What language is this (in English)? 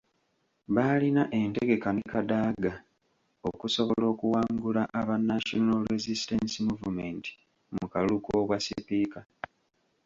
Ganda